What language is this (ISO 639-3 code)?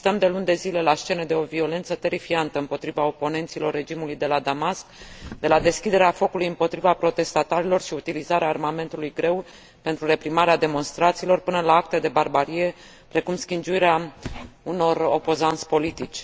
ron